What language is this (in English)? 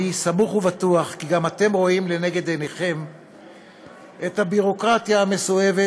Hebrew